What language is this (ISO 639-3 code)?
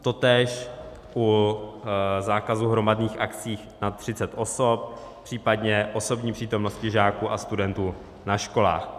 ces